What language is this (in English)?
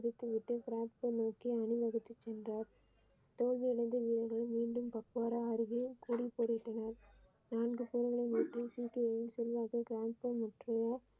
Tamil